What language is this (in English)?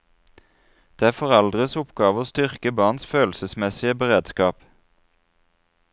Norwegian